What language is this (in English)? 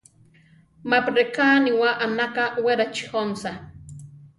Central Tarahumara